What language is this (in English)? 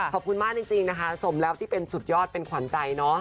Thai